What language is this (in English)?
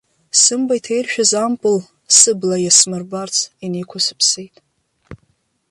Abkhazian